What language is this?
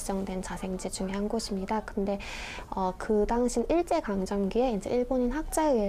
Korean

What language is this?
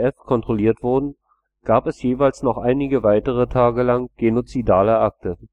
German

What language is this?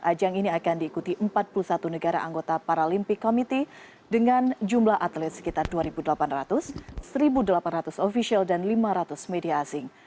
Indonesian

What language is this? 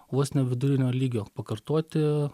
Lithuanian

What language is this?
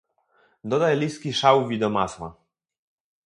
Polish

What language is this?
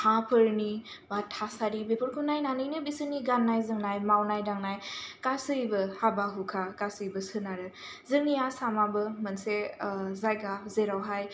Bodo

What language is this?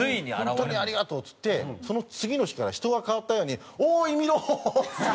Japanese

